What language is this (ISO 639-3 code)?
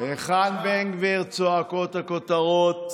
heb